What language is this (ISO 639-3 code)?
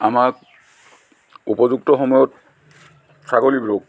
asm